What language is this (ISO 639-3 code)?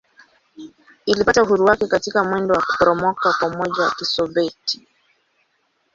swa